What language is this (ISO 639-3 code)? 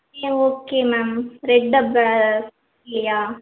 tam